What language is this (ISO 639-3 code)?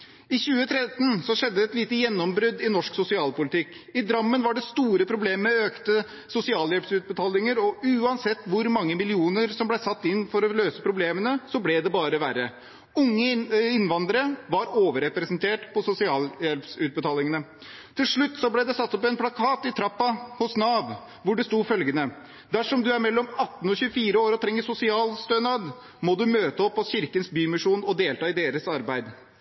nob